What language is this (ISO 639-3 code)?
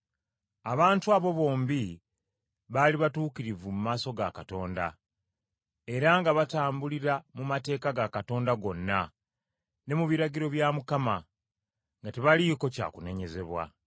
lug